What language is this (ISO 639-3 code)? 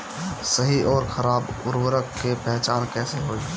bho